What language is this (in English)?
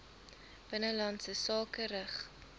Afrikaans